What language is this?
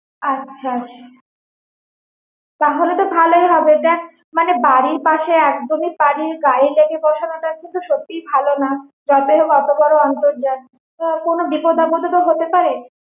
Bangla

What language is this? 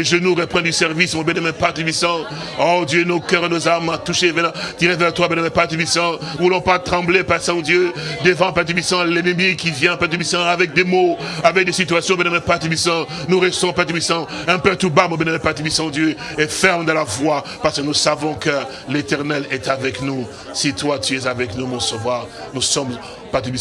French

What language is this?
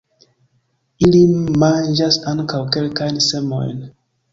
Esperanto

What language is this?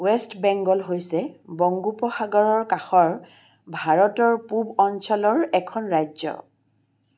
Assamese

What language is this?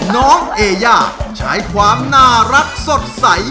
Thai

